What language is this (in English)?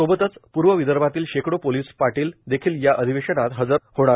Marathi